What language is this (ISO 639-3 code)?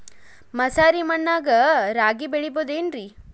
kan